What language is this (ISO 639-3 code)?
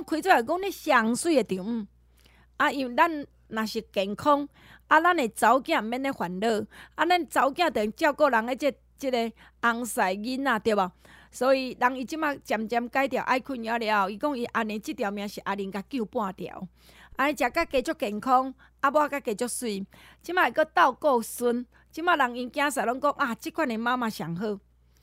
zho